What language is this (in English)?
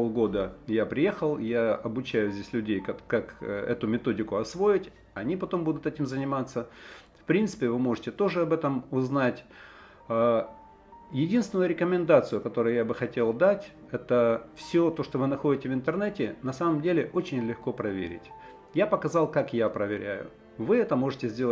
Russian